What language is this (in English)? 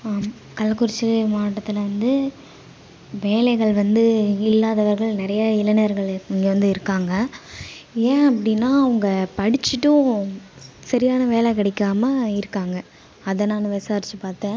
Tamil